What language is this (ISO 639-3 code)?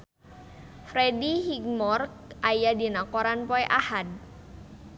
sun